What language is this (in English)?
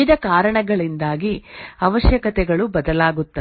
Kannada